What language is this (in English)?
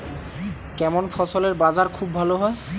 Bangla